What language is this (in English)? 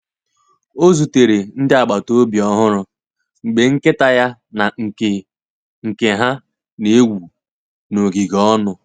Igbo